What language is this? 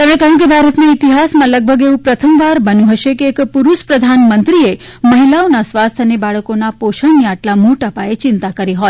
Gujarati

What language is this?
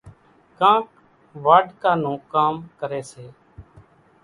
Kachi Koli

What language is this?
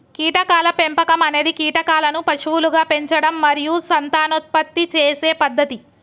Telugu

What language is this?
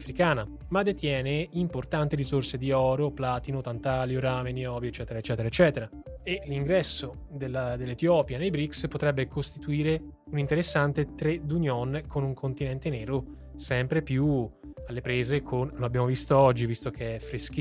Italian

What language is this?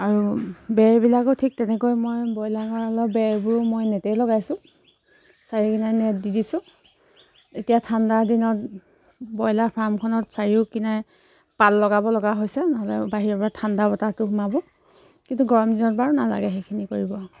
Assamese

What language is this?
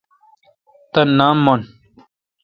Kalkoti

